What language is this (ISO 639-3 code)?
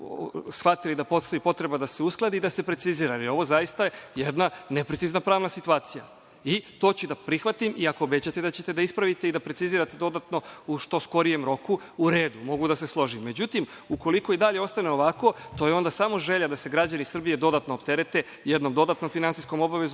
srp